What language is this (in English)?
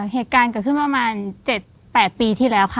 Thai